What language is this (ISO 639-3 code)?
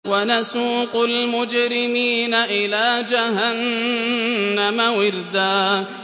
ara